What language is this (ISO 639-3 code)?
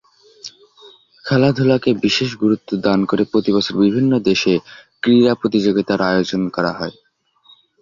ben